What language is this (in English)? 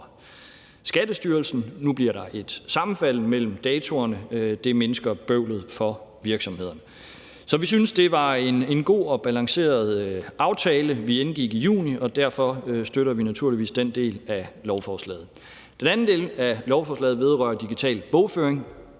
Danish